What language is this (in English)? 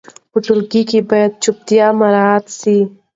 Pashto